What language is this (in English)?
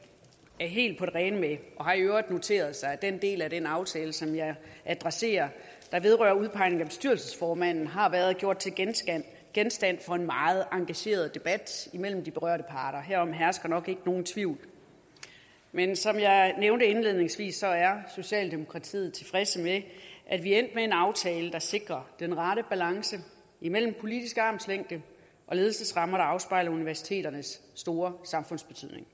Danish